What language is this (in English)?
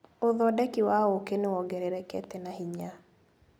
Kikuyu